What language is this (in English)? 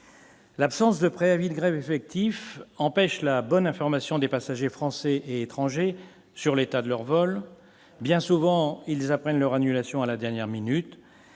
French